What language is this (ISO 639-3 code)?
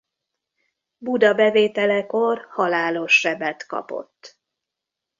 hun